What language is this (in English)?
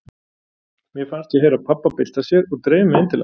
Icelandic